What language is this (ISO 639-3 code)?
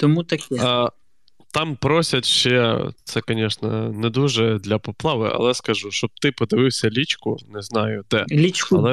ukr